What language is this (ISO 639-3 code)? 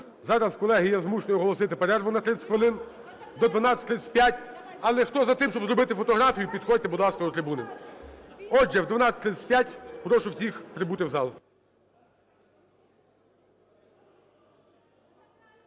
ukr